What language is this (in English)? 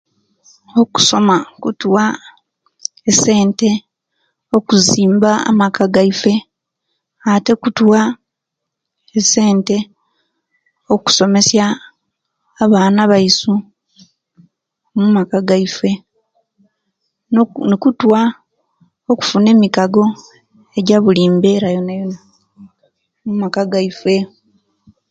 Kenyi